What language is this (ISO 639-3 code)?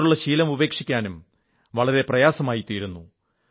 mal